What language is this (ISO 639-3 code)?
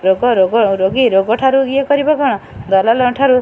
ori